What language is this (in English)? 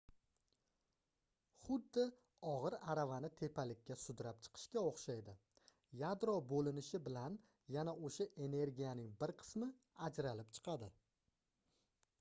Uzbek